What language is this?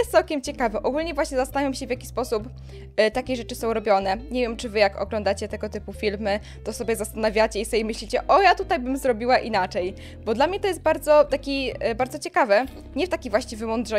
Polish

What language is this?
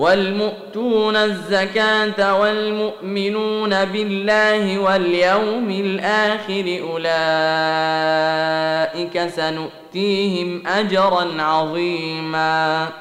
Arabic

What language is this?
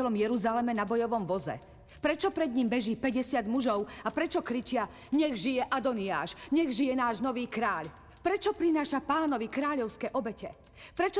Slovak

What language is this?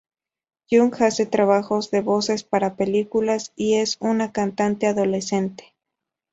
Spanish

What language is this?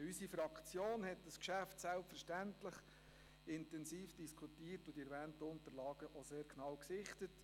Swiss German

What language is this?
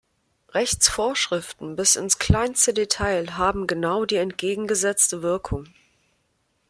German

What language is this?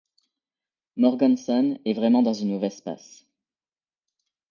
French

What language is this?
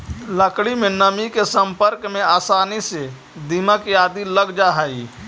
Magahi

